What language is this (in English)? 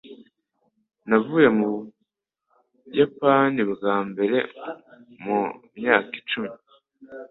Kinyarwanda